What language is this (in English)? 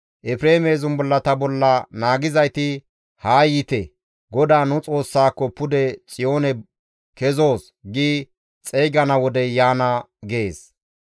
Gamo